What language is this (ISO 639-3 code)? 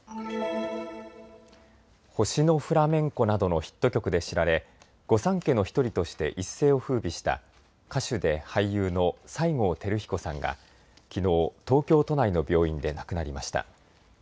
jpn